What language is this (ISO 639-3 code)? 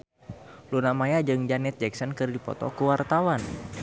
sun